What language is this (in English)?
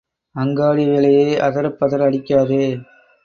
Tamil